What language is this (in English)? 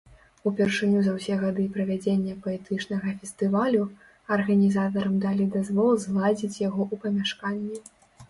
Belarusian